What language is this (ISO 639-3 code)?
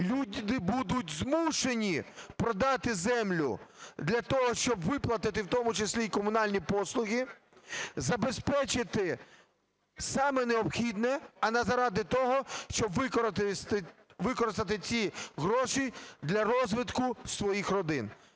ukr